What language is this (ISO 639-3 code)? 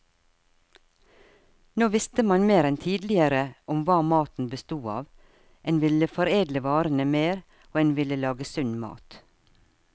nor